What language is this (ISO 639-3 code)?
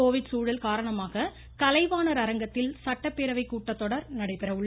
tam